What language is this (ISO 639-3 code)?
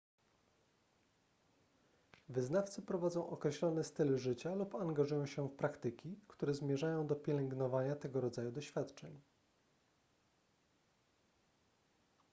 pol